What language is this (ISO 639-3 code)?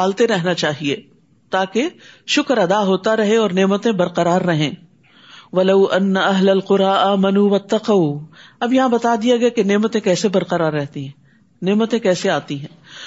urd